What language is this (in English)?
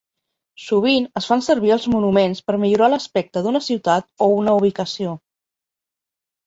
Catalan